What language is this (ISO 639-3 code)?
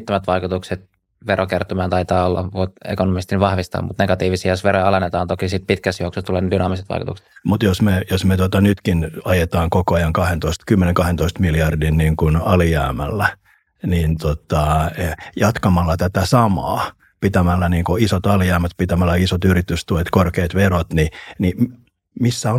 fin